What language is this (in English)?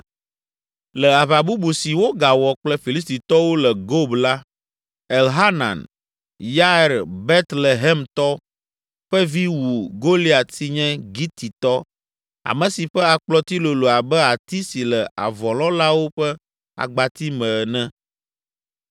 Ewe